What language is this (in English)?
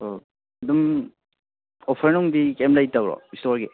Manipuri